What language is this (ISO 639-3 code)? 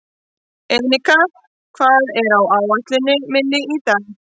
isl